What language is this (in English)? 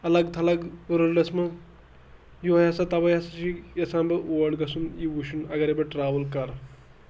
Kashmiri